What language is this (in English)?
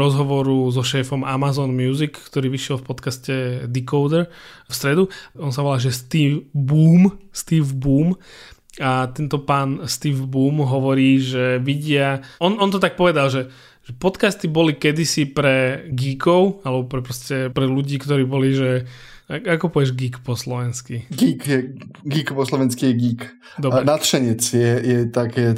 Slovak